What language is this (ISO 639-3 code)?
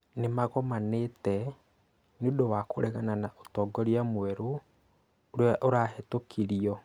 kik